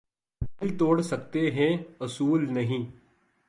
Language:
Urdu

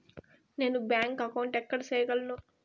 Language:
Telugu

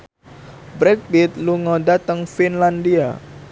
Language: Javanese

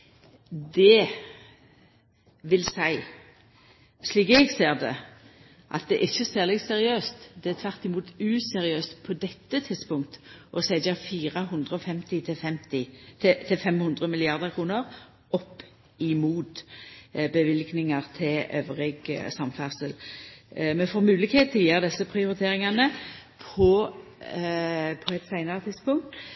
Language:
Norwegian Nynorsk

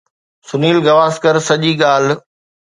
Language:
Sindhi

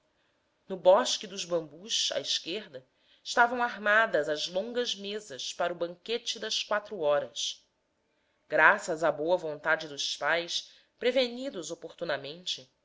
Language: Portuguese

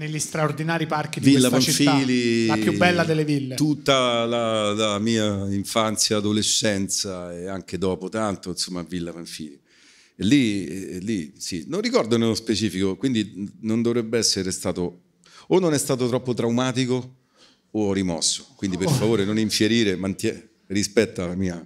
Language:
Italian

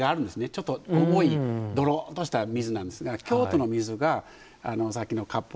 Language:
Japanese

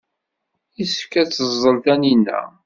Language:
Kabyle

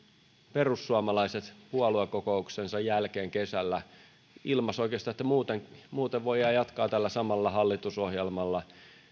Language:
Finnish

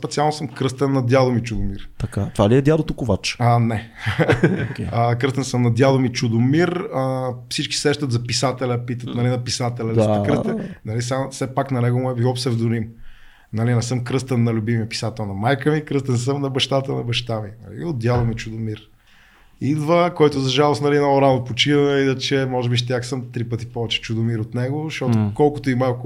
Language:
Bulgarian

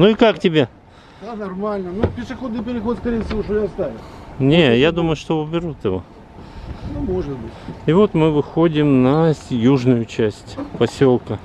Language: Russian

